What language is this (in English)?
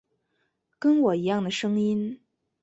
Chinese